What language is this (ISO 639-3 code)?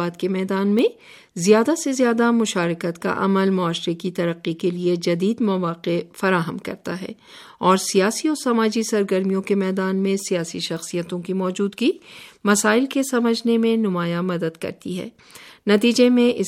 urd